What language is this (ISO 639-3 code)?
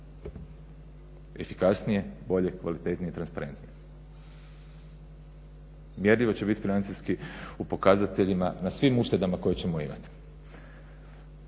hrv